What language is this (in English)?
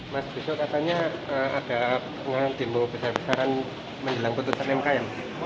Indonesian